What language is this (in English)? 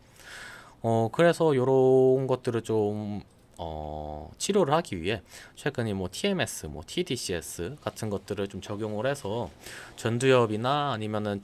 Korean